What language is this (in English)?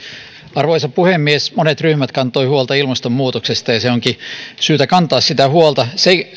Finnish